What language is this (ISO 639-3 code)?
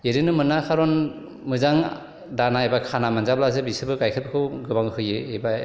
brx